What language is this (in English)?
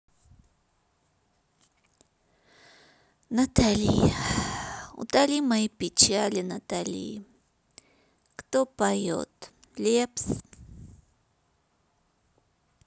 Russian